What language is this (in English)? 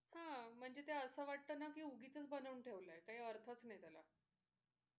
Marathi